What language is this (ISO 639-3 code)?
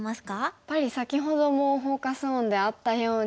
jpn